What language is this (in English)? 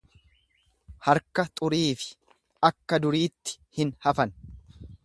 Oromo